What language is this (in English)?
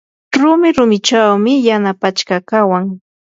Yanahuanca Pasco Quechua